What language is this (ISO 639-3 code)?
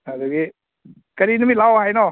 mni